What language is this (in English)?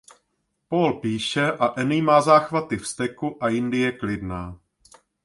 Czech